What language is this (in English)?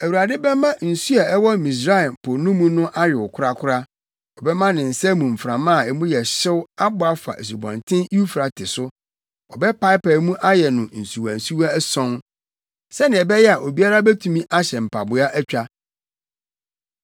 Akan